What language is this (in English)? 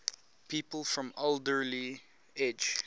English